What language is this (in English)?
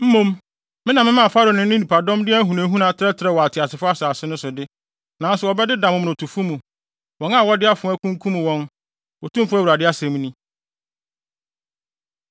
Akan